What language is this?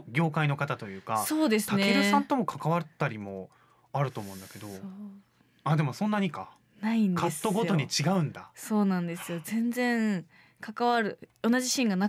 Japanese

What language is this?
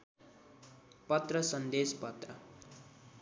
Nepali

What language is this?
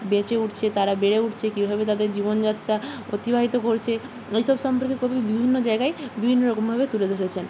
Bangla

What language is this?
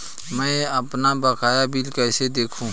Hindi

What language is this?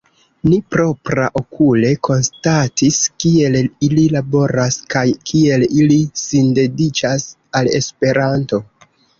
Esperanto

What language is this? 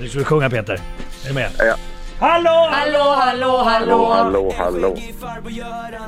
Swedish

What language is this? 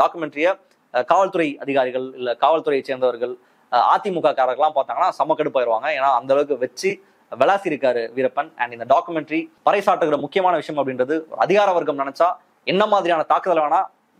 Tamil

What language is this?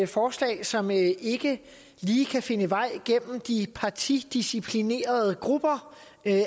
Danish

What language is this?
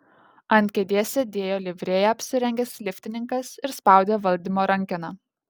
Lithuanian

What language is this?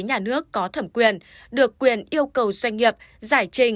Vietnamese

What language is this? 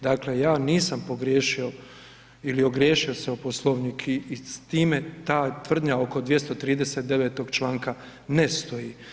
Croatian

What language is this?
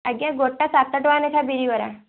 Odia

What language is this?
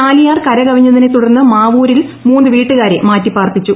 Malayalam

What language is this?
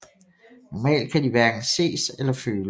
Danish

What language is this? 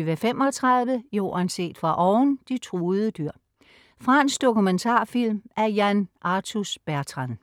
Danish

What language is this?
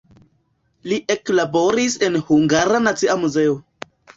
Esperanto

